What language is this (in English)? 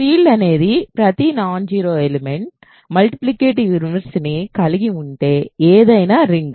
Telugu